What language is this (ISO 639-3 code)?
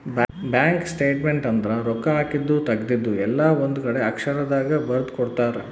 kan